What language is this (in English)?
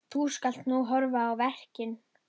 Icelandic